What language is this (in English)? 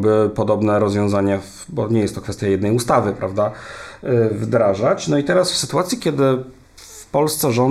Polish